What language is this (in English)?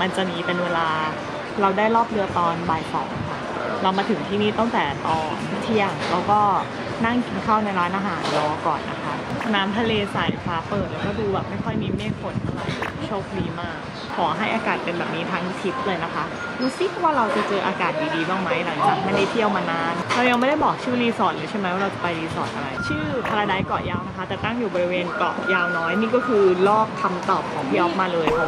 Thai